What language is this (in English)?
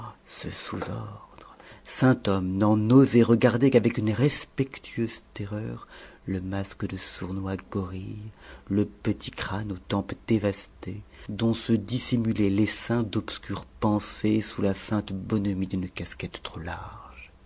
French